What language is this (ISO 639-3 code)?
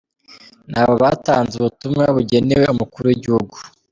kin